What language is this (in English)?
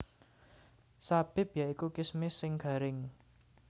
Javanese